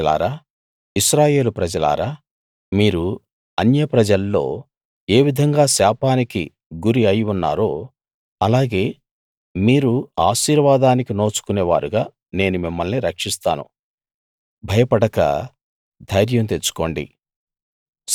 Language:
Telugu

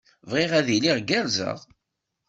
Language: Kabyle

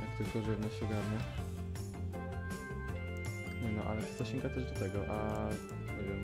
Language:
Polish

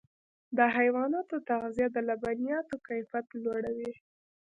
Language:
Pashto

